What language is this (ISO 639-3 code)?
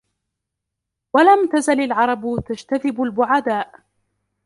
ara